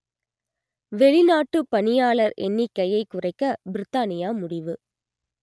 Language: Tamil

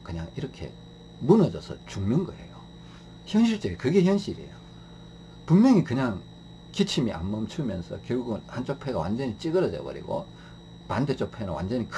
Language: Korean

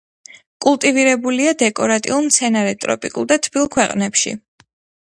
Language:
Georgian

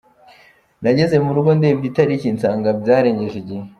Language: Kinyarwanda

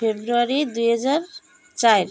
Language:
Odia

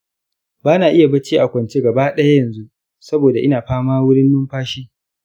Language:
Hausa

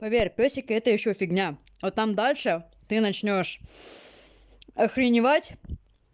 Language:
Russian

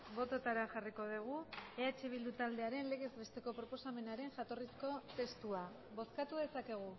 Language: Basque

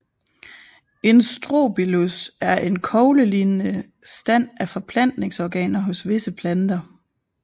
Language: Danish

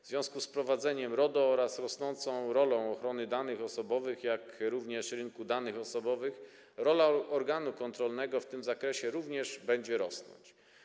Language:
Polish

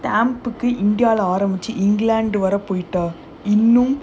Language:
English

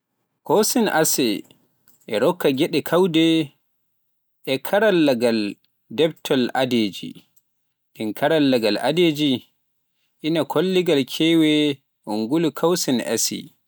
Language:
Pular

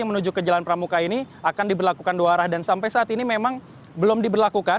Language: Indonesian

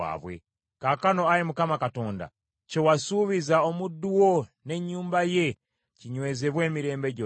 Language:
Ganda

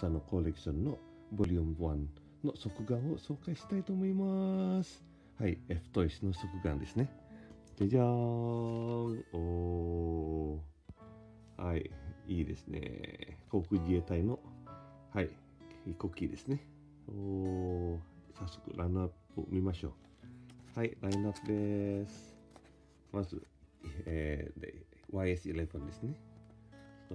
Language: Japanese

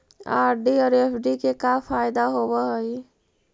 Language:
Magahi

